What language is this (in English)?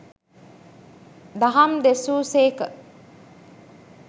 Sinhala